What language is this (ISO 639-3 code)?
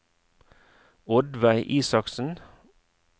nor